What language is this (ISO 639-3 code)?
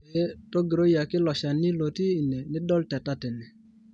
mas